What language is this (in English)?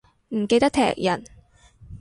Cantonese